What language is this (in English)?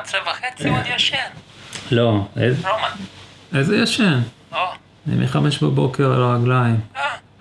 Hebrew